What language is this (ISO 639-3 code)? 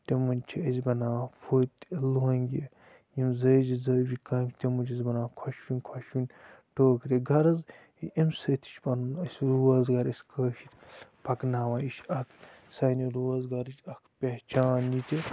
kas